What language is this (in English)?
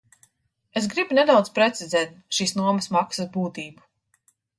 Latvian